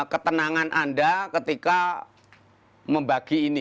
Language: Indonesian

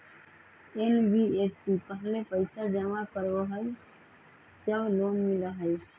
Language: Magahi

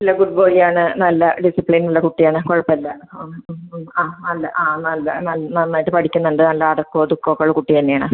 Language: Malayalam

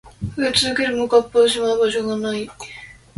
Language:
Japanese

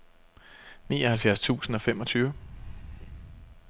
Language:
Danish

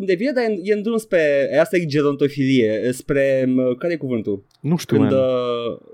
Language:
Romanian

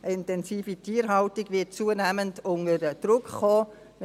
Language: Swiss German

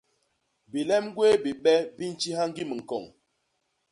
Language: Basaa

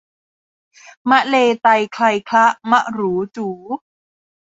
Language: Thai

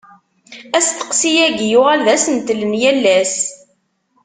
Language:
Kabyle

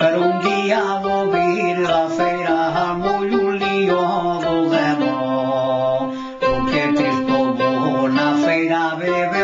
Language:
Romanian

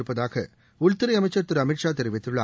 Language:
Tamil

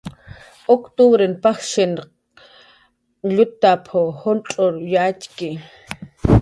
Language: Jaqaru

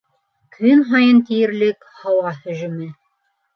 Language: Bashkir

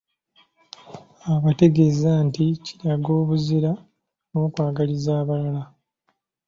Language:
Ganda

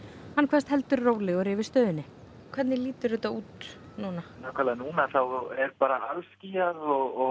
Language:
Icelandic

